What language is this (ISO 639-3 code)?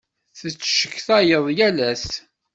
kab